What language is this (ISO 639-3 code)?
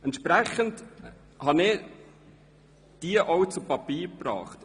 gsw